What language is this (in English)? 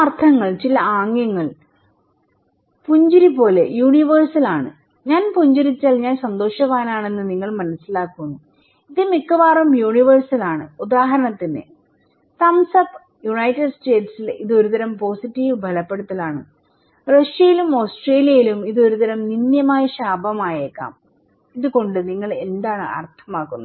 Malayalam